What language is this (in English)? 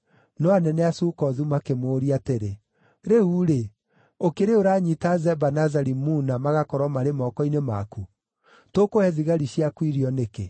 Kikuyu